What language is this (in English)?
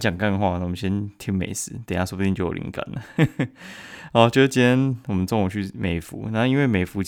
Chinese